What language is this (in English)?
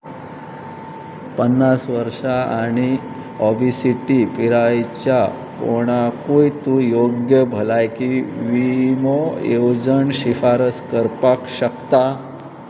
Konkani